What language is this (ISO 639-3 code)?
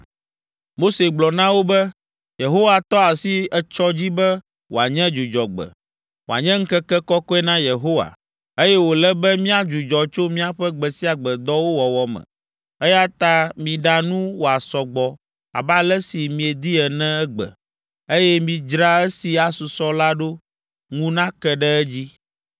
ewe